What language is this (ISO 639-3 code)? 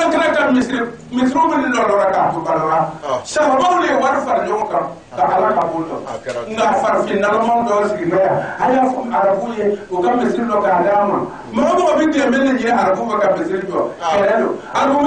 ron